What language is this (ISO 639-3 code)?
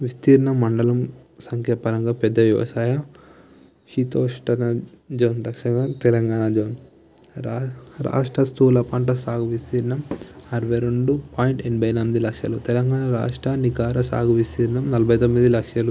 tel